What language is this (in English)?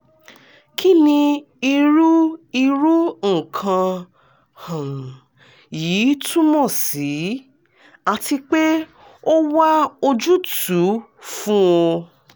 Yoruba